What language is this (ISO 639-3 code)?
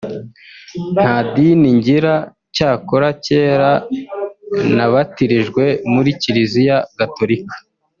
kin